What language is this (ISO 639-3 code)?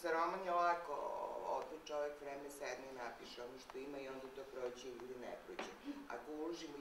bul